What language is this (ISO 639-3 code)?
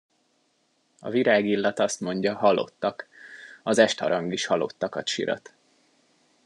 hun